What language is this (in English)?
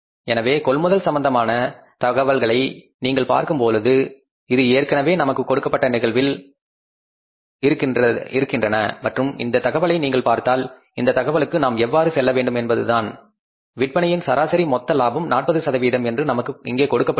Tamil